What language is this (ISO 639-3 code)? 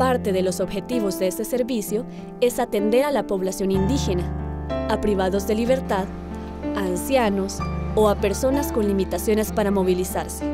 spa